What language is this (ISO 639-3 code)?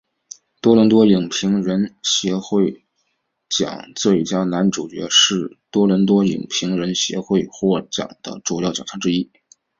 zho